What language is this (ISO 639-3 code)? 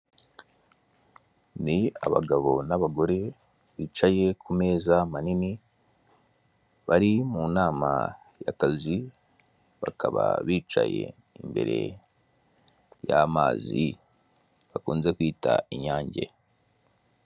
kin